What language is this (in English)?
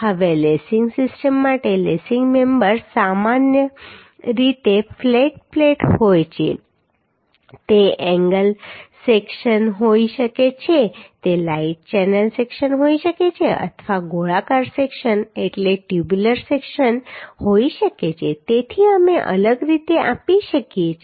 Gujarati